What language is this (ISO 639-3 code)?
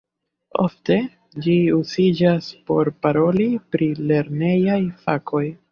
epo